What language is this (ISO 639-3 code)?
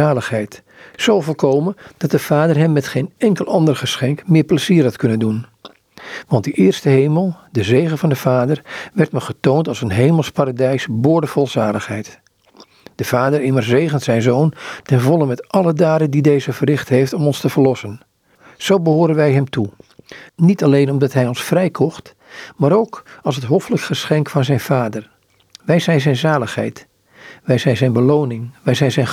nld